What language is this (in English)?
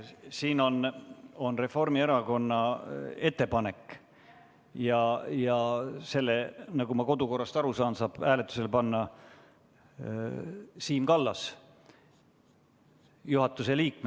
Estonian